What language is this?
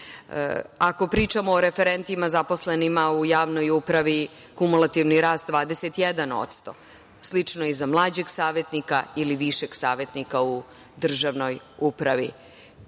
Serbian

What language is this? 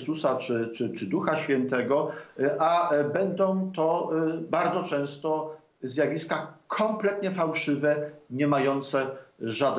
Polish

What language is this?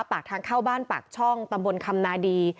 Thai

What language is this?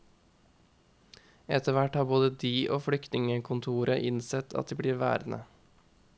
Norwegian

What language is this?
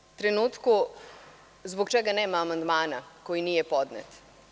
Serbian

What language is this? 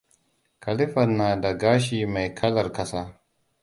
Hausa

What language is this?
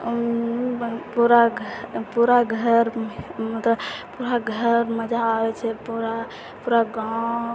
Maithili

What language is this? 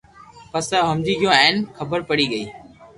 Loarki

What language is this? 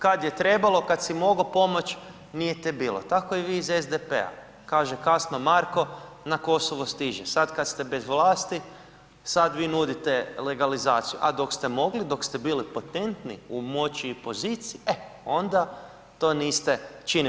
Croatian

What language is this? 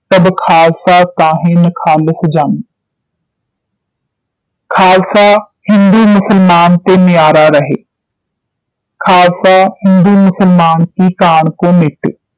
Punjabi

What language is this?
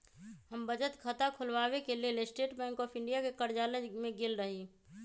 Magahi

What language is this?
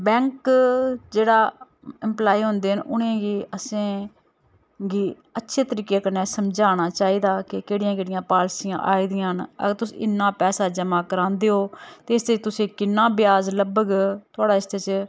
Dogri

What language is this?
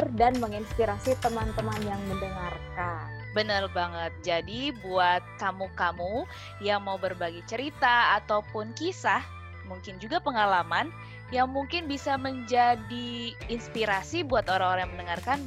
Indonesian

